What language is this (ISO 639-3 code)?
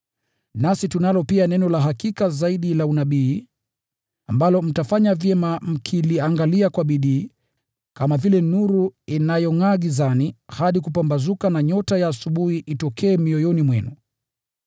swa